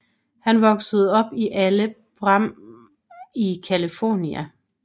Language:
Danish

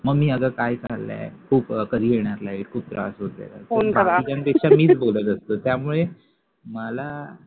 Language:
Marathi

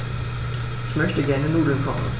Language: German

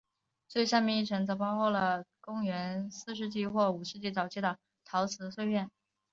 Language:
Chinese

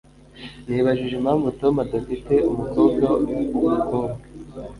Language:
Kinyarwanda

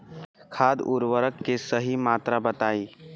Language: Bhojpuri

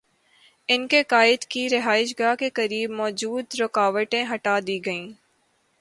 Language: Urdu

